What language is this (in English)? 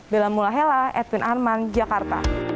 Indonesian